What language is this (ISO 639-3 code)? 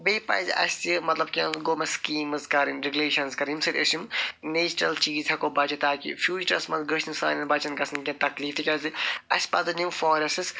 kas